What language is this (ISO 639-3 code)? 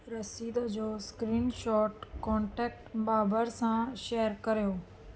snd